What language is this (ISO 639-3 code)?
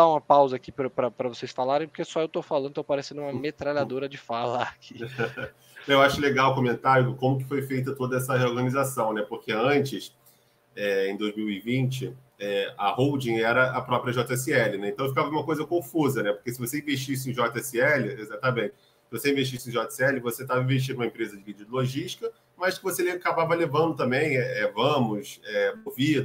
por